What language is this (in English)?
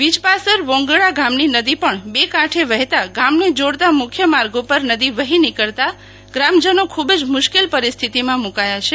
Gujarati